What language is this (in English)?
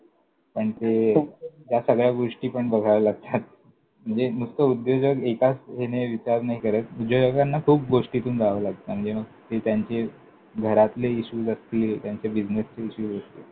Marathi